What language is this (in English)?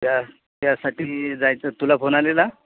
Marathi